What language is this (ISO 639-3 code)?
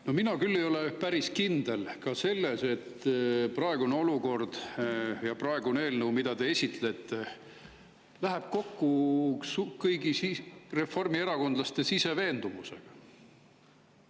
est